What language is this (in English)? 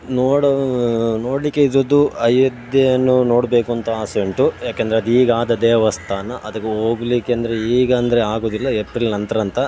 Kannada